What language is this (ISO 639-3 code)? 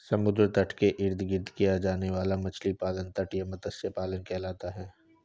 hin